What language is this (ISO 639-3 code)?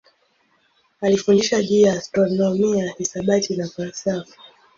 swa